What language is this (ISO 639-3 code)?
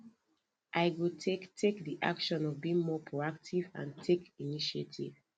pcm